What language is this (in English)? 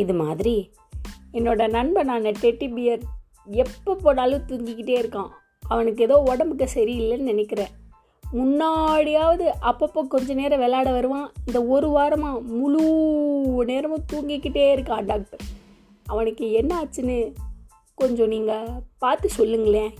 Tamil